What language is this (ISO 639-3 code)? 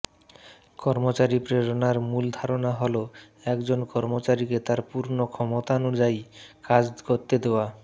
ben